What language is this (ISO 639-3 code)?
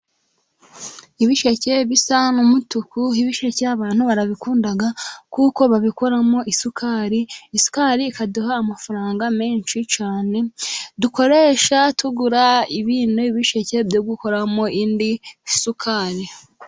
kin